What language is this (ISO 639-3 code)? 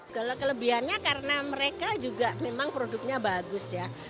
ind